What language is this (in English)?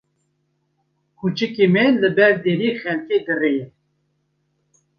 Kurdish